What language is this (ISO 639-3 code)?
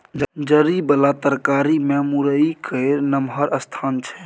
mai